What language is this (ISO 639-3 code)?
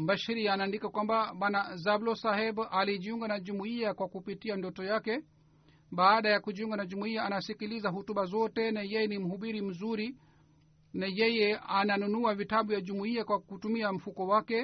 swa